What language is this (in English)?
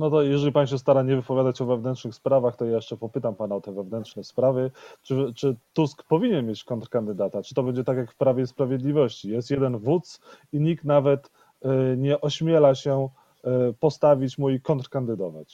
Polish